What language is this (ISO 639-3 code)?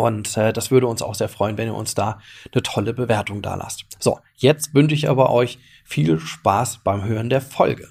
deu